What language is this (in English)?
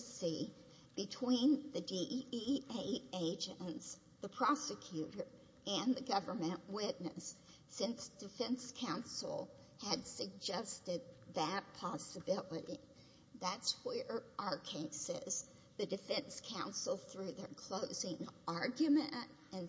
English